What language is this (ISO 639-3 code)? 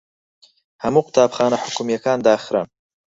ckb